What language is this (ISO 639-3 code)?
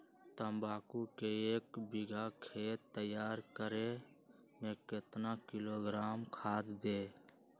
mag